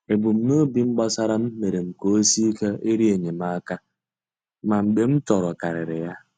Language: Igbo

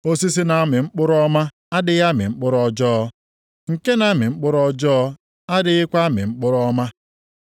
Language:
Igbo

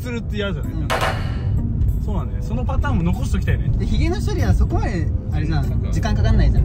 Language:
Japanese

